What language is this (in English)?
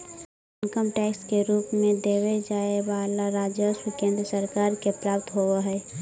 Magahi